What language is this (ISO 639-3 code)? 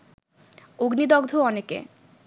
ben